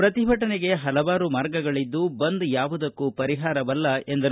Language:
Kannada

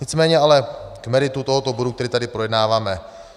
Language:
Czech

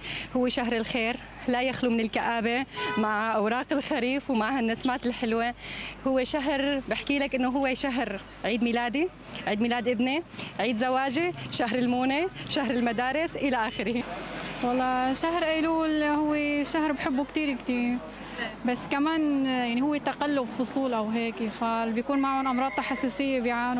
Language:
Arabic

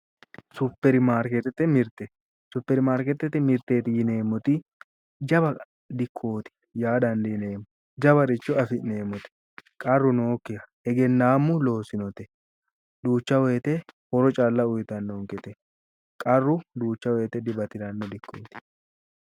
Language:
Sidamo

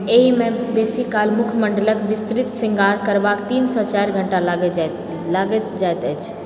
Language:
Maithili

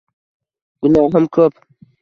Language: Uzbek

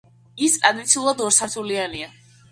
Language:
Georgian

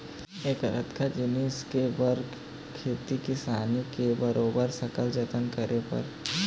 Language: Chhattisgarhi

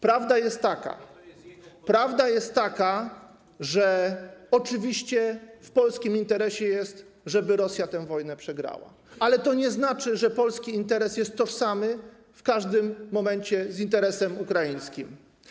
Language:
Polish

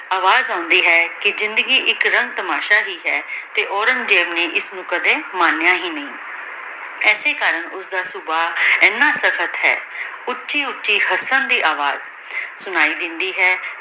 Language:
Punjabi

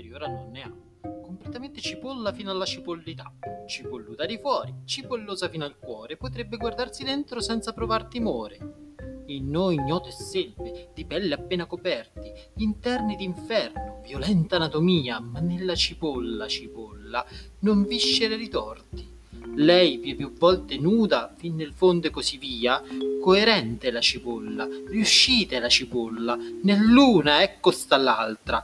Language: Italian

